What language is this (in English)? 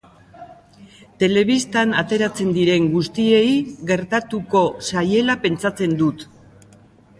Basque